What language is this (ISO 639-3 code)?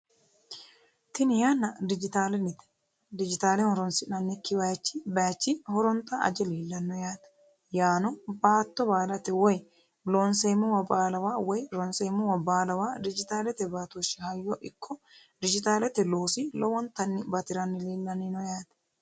sid